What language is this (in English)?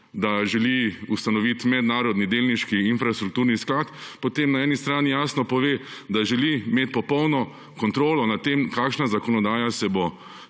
Slovenian